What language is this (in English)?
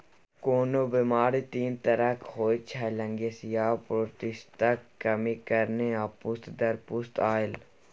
Maithili